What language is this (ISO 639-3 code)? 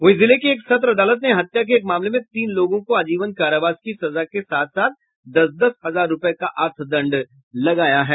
hin